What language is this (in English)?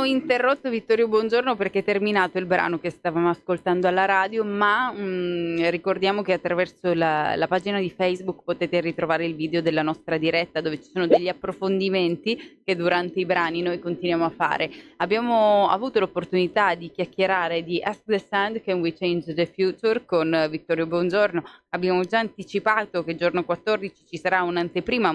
Italian